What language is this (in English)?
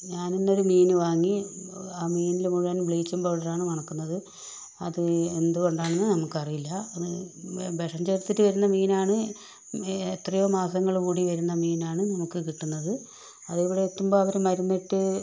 Malayalam